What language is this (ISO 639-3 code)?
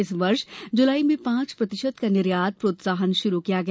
hin